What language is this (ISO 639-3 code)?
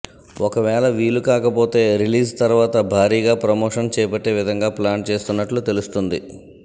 tel